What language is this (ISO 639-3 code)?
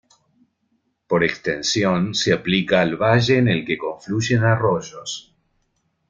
spa